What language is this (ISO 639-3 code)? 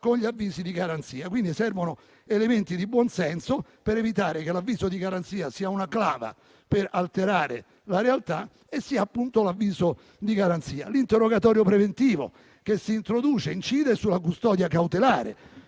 ita